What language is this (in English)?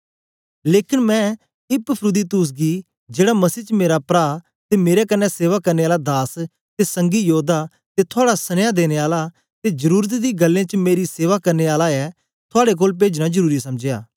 Dogri